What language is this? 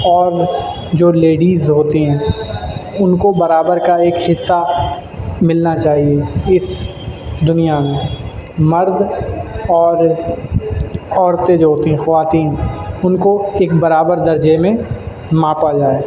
Urdu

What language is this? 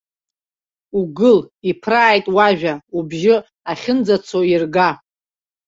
Abkhazian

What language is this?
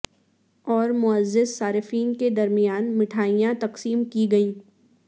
Urdu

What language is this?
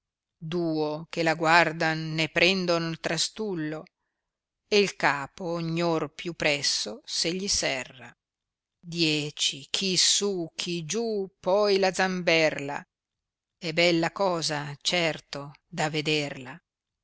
Italian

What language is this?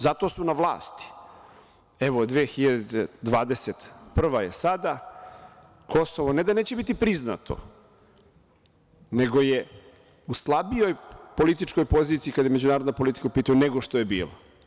Serbian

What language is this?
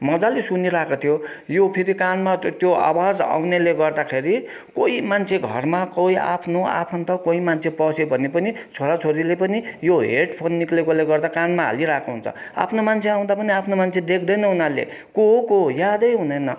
Nepali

